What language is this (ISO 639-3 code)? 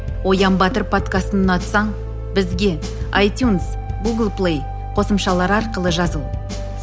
kaz